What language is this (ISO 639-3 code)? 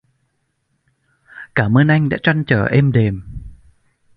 vie